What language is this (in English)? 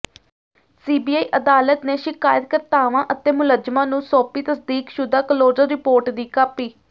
Punjabi